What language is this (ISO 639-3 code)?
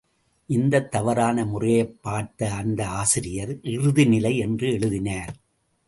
tam